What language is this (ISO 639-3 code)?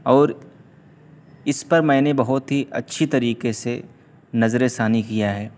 urd